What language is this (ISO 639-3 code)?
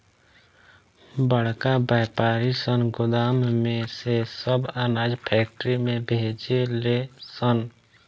bho